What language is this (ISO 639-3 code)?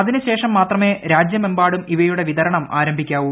mal